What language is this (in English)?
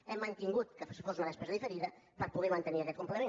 Catalan